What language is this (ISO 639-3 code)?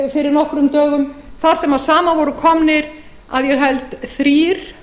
isl